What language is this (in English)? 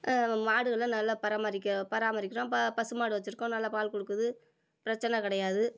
Tamil